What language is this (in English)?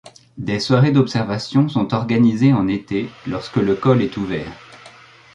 French